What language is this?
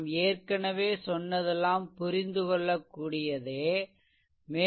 Tamil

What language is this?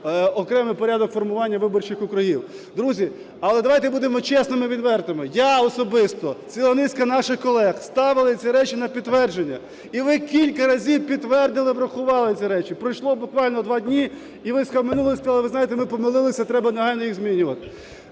Ukrainian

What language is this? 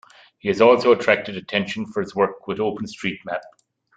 English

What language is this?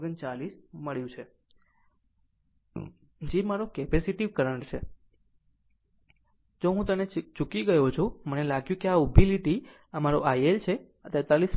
Gujarati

